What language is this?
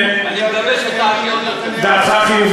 Hebrew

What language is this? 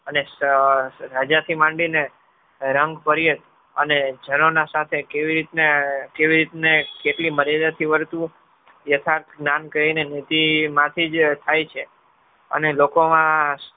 Gujarati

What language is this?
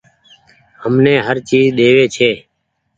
Goaria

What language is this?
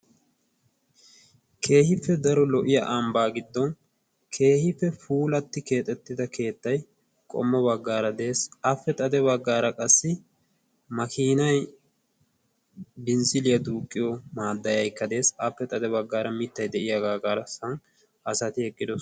Wolaytta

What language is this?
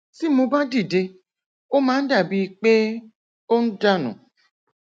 Yoruba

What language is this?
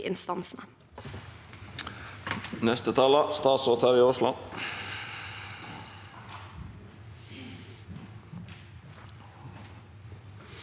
Norwegian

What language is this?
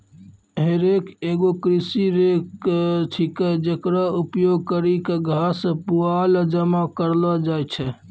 Maithili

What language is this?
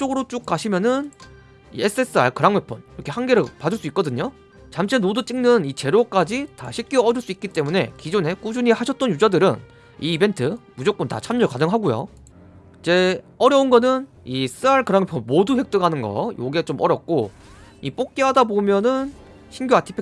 Korean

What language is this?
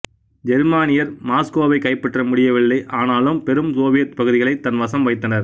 Tamil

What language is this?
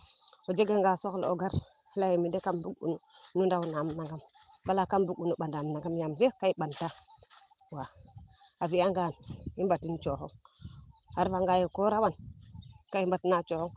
Serer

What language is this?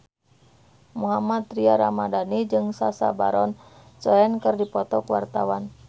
Sundanese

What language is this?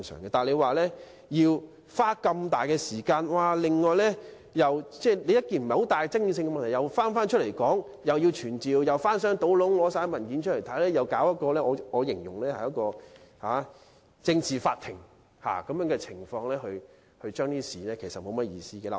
Cantonese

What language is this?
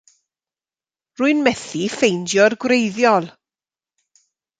Welsh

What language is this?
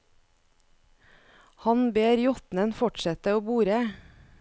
Norwegian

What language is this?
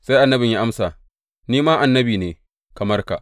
Hausa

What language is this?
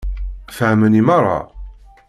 Kabyle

